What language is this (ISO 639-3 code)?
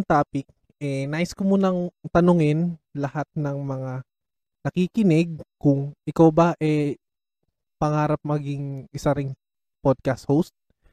fil